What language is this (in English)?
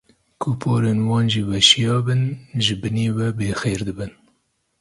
Kurdish